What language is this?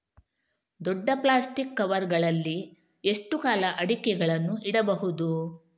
Kannada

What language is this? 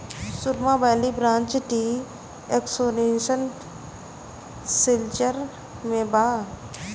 Bhojpuri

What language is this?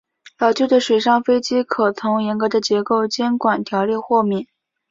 Chinese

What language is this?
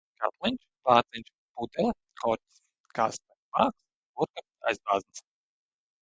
Latvian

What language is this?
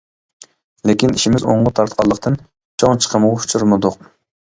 Uyghur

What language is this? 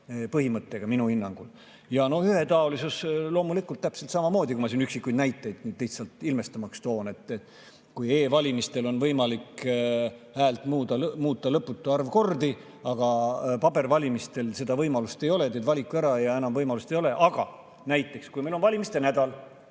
Estonian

